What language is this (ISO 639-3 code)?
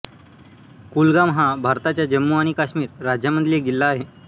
mar